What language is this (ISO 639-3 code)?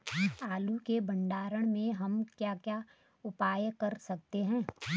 hin